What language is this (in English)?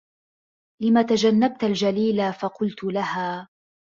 Arabic